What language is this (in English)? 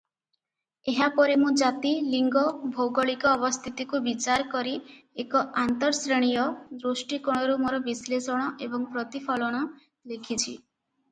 Odia